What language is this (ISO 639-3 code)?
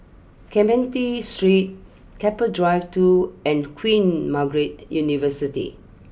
eng